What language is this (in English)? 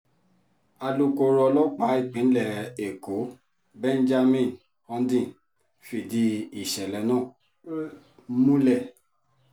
Yoruba